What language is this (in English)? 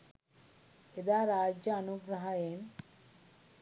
Sinhala